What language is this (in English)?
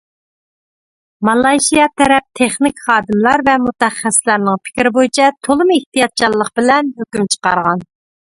Uyghur